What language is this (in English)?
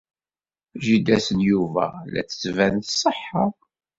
Kabyle